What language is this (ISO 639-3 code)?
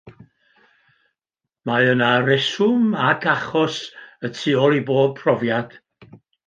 cym